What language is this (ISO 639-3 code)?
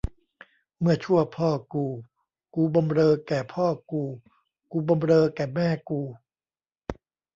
tha